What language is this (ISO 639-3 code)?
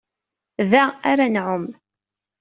kab